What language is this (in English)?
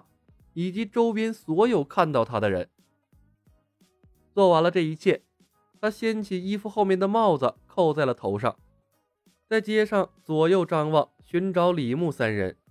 Chinese